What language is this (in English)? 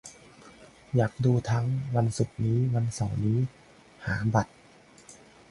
Thai